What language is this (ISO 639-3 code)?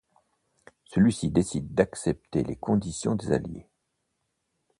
fra